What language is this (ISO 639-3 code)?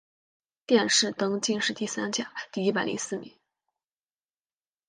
zho